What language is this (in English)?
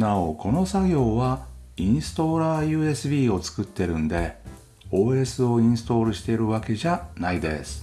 Japanese